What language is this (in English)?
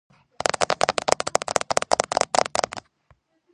Georgian